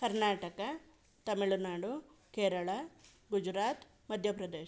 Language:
Kannada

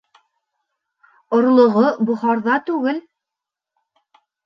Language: Bashkir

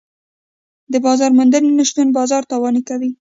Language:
Pashto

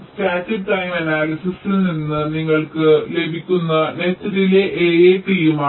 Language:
Malayalam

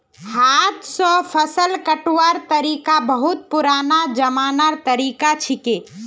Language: Magahi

